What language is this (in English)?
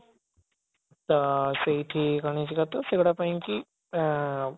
Odia